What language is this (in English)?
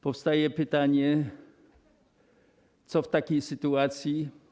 Polish